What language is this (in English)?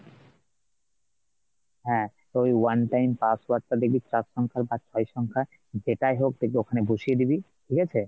Bangla